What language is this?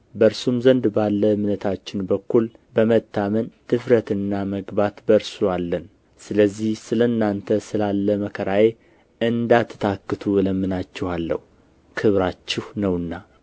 Amharic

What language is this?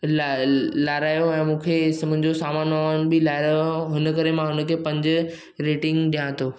Sindhi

